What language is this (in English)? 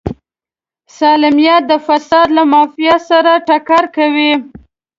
Pashto